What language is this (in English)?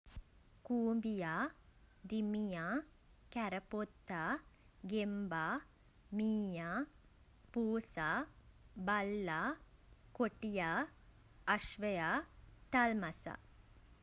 Sinhala